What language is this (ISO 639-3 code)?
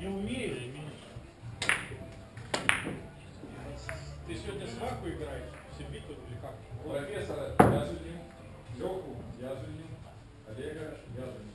rus